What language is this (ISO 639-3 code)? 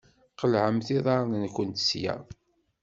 kab